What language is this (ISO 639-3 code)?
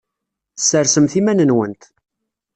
kab